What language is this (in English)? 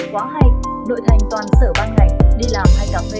Vietnamese